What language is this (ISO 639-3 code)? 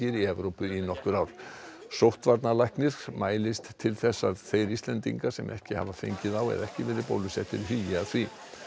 isl